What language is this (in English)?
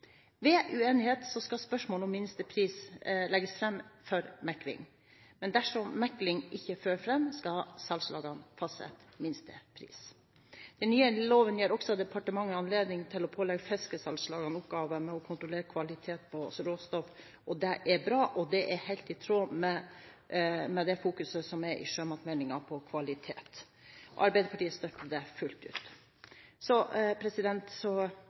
Norwegian Bokmål